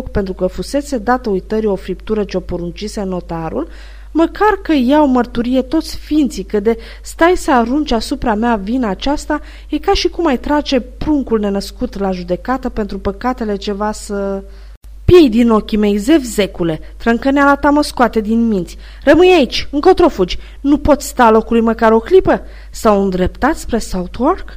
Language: Romanian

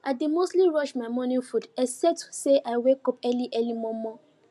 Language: Nigerian Pidgin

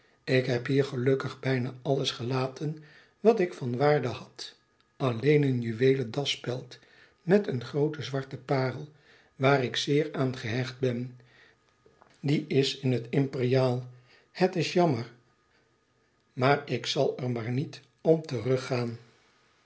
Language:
Dutch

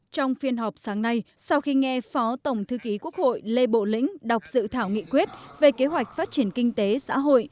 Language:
Vietnamese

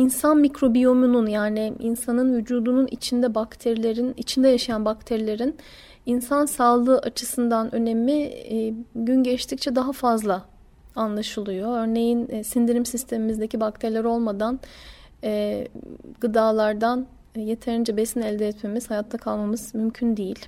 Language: Turkish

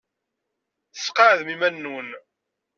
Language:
Kabyle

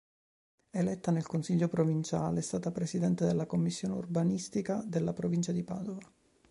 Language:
Italian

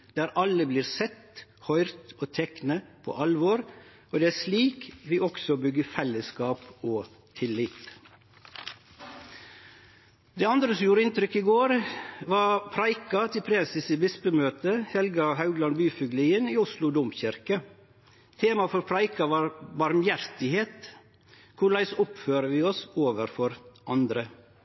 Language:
Norwegian Nynorsk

